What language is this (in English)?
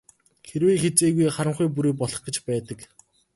Mongolian